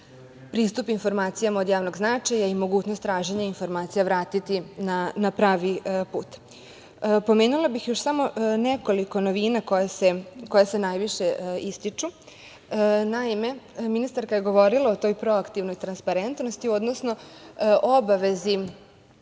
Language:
Serbian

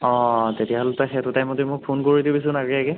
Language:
Assamese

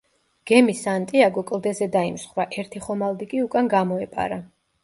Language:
Georgian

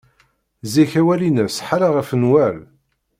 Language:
Kabyle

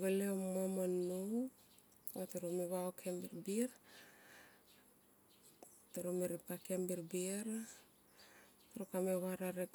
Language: Tomoip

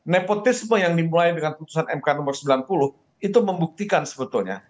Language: Indonesian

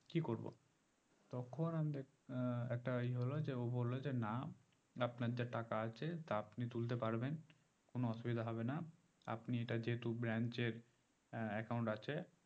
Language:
Bangla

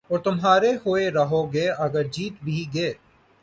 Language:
Urdu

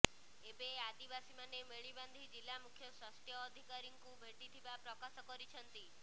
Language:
Odia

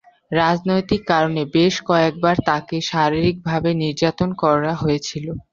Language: Bangla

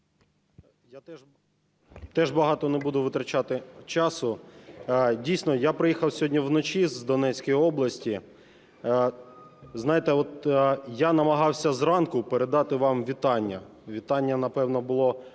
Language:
Ukrainian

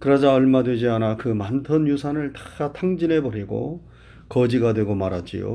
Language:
Korean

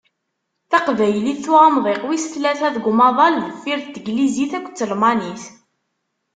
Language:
Kabyle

